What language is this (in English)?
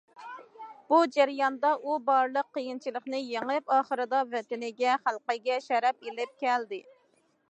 Uyghur